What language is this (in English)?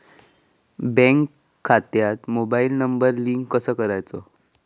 Marathi